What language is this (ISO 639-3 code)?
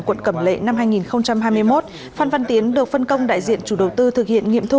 vie